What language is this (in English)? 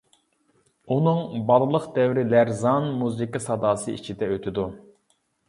Uyghur